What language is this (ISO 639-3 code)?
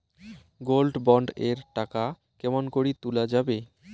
ben